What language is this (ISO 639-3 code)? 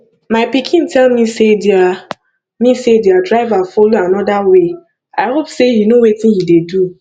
pcm